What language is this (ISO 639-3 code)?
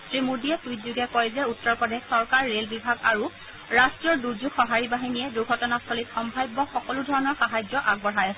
asm